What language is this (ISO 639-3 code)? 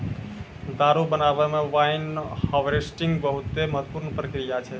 mai